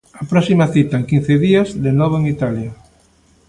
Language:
Galician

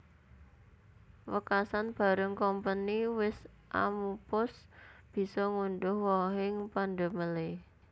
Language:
Javanese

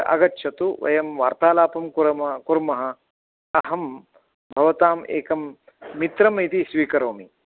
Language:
Sanskrit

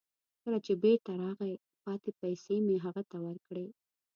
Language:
Pashto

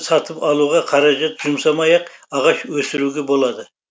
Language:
Kazakh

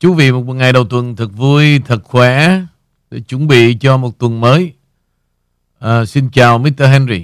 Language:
Vietnamese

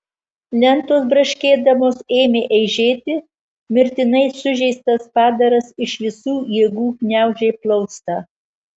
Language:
Lithuanian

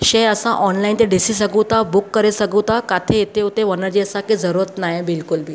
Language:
Sindhi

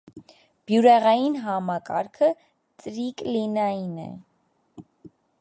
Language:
Armenian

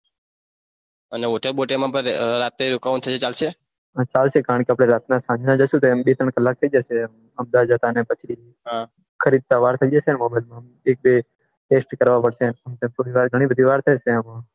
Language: Gujarati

